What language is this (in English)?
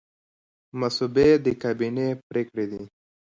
Pashto